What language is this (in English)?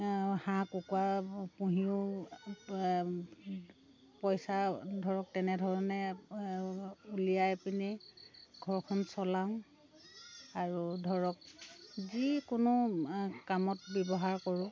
Assamese